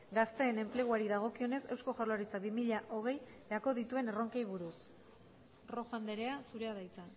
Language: Basque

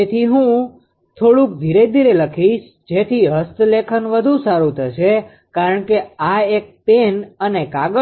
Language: Gujarati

